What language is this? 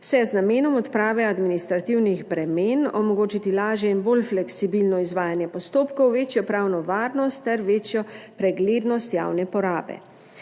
Slovenian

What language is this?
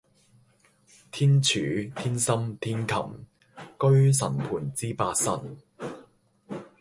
Cantonese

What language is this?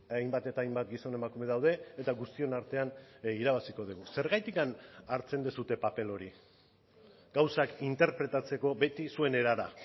Basque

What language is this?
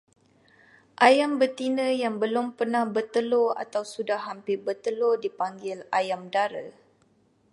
Malay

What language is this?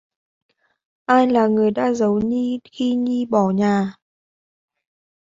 Vietnamese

